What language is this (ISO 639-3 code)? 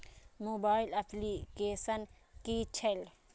mai